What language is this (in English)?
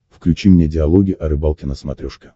Russian